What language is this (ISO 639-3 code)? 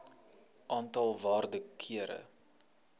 afr